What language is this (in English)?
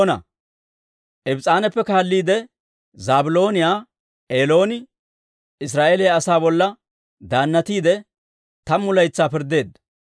Dawro